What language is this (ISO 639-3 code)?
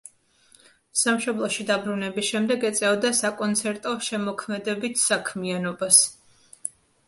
kat